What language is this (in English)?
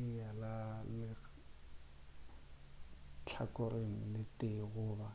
Northern Sotho